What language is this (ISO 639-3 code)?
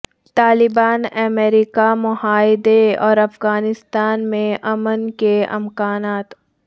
urd